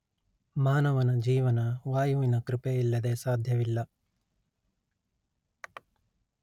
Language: Kannada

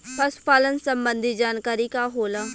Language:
Bhojpuri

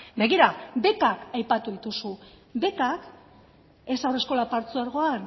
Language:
Basque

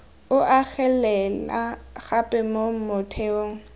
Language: Tswana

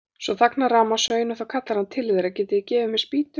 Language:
Icelandic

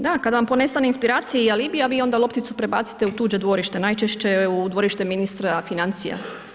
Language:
Croatian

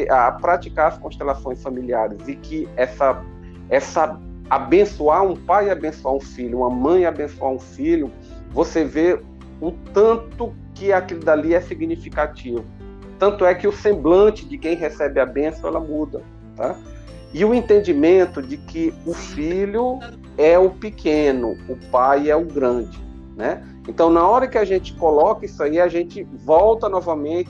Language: Portuguese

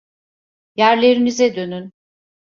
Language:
Turkish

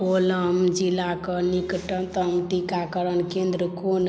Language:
Maithili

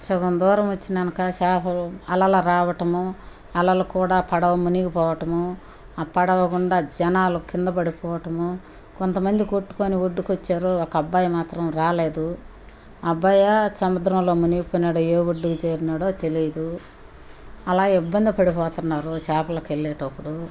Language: Telugu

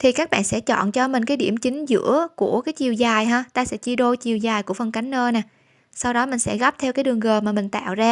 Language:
Vietnamese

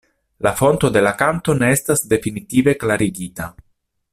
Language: Esperanto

